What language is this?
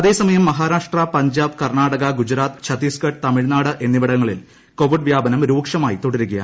Malayalam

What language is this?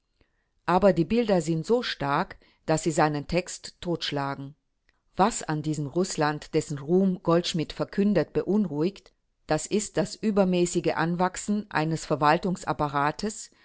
German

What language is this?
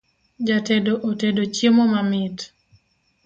Luo (Kenya and Tanzania)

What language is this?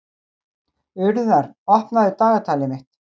Icelandic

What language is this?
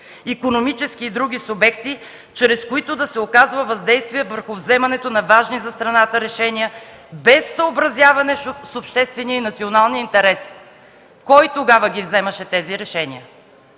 Bulgarian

